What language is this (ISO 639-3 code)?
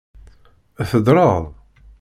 kab